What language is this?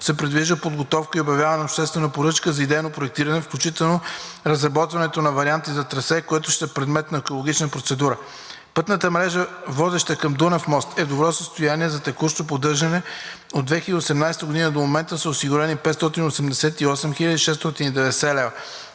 Bulgarian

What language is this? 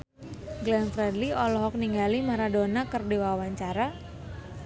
Sundanese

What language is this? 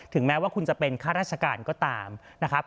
Thai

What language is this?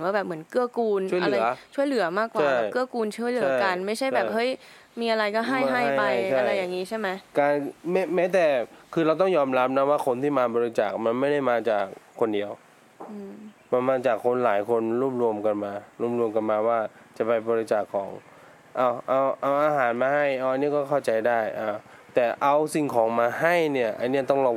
Thai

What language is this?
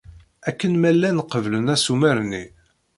Kabyle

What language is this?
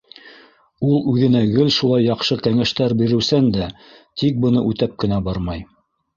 Bashkir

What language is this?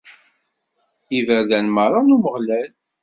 Kabyle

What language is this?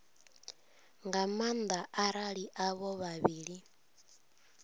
Venda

